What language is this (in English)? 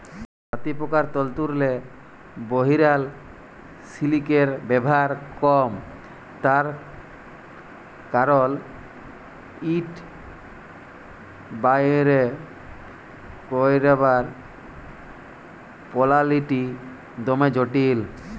Bangla